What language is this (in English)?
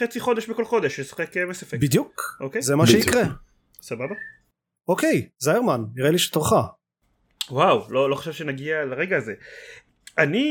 Hebrew